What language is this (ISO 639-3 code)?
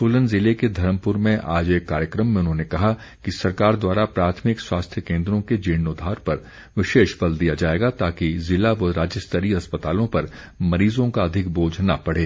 hin